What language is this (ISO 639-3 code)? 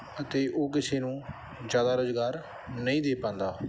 pan